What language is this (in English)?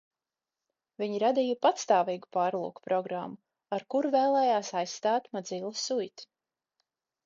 Latvian